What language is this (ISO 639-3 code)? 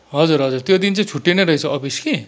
nep